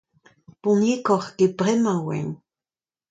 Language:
Breton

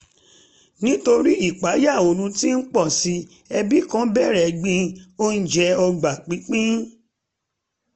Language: Yoruba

